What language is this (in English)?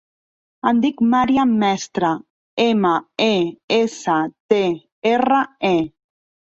Catalan